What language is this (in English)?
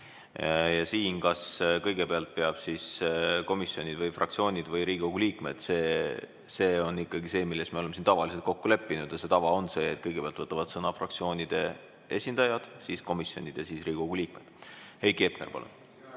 Estonian